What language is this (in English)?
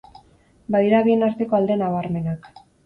Basque